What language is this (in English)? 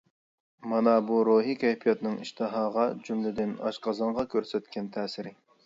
Uyghur